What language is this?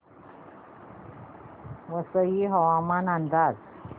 Marathi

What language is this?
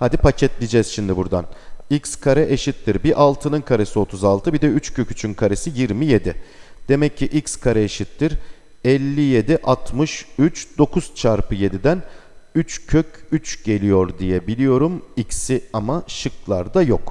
Turkish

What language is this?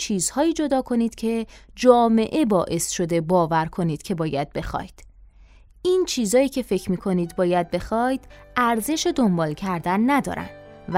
Persian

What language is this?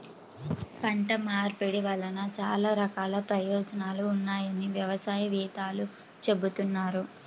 Telugu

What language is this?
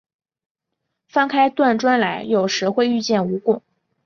Chinese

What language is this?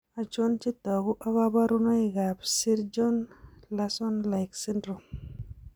Kalenjin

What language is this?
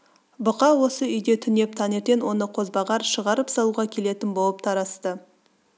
Kazakh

